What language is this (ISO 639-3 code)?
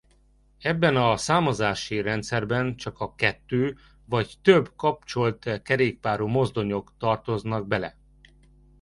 hun